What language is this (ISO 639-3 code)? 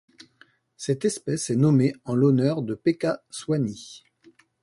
fra